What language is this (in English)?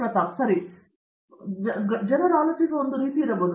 Kannada